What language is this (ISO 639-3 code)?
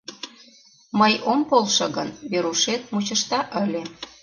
chm